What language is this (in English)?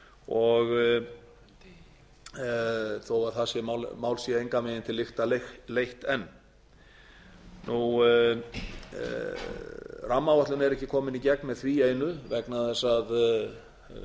Icelandic